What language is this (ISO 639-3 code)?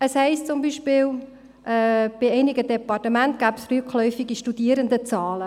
gsw